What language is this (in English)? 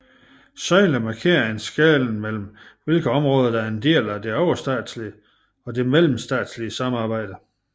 Danish